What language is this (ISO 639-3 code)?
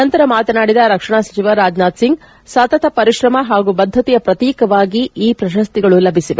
kan